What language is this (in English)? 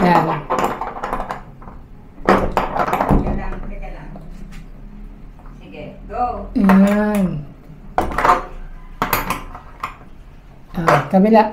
Filipino